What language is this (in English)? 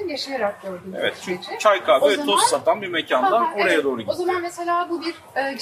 Turkish